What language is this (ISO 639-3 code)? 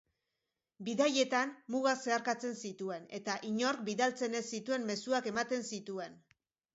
eus